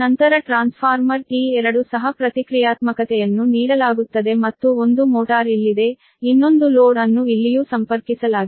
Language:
Kannada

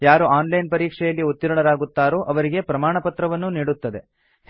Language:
Kannada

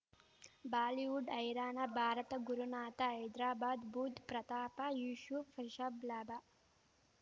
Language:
Kannada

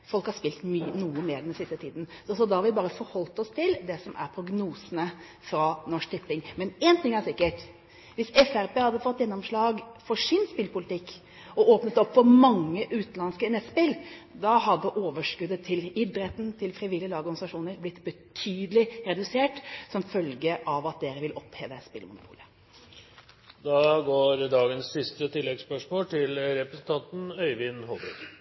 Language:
Norwegian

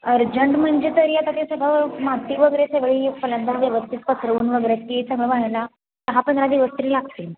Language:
Marathi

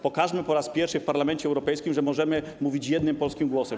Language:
Polish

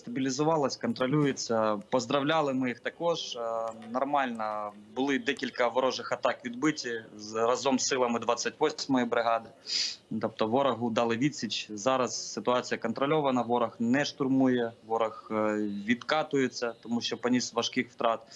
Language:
Ukrainian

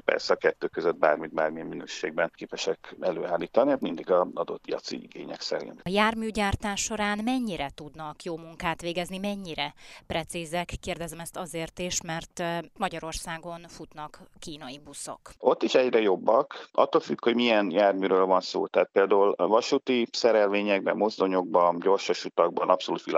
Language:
Hungarian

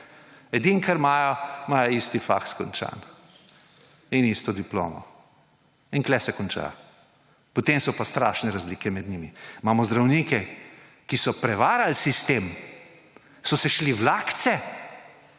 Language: Slovenian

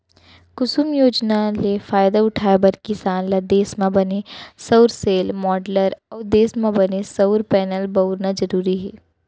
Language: Chhattisgarhi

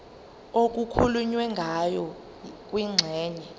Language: Zulu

